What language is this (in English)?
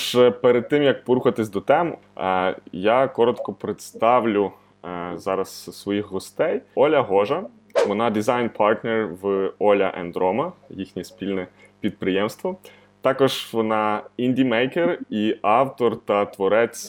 Ukrainian